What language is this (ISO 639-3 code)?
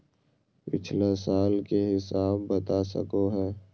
mag